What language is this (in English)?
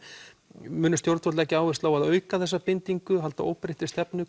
Icelandic